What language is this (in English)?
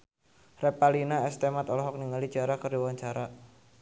Sundanese